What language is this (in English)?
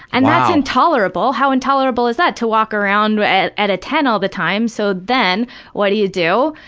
English